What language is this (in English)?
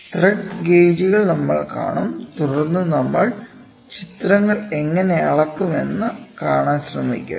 Malayalam